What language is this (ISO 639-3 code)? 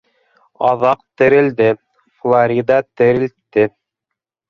bak